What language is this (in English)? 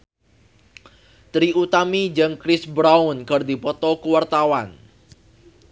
Sundanese